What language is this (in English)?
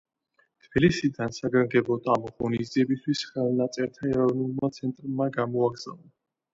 Georgian